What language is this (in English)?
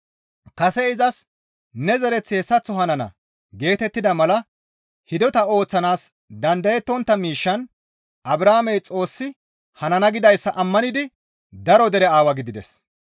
Gamo